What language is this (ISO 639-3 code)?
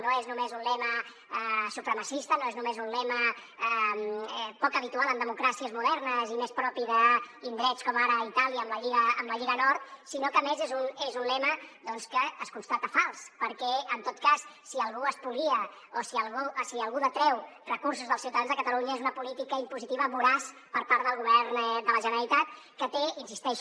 cat